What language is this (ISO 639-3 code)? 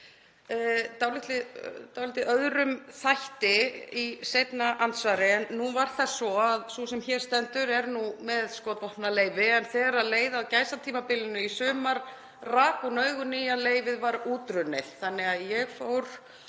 isl